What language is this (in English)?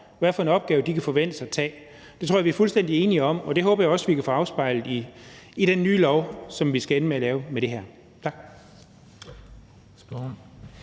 Danish